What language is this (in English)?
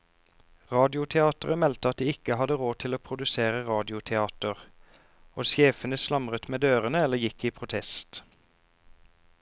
Norwegian